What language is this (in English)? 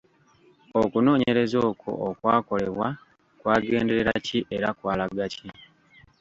Ganda